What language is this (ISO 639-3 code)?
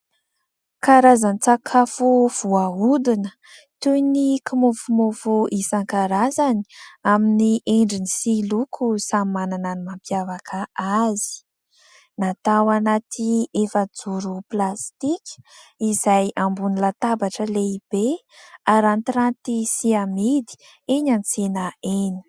mlg